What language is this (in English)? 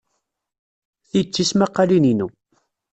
Kabyle